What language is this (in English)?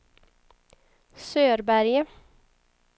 Swedish